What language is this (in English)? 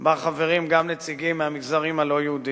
Hebrew